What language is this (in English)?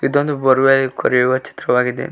Kannada